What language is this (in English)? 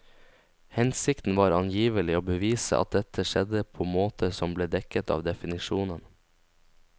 Norwegian